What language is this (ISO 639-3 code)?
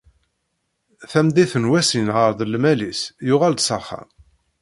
kab